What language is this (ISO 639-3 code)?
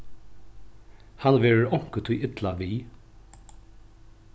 fao